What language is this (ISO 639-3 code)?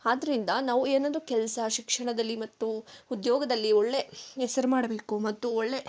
kan